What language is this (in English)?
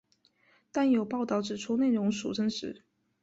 Chinese